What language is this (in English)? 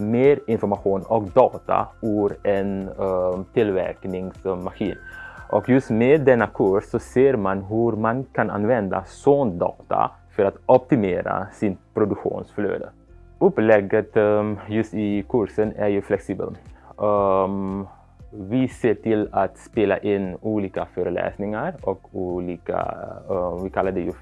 Swedish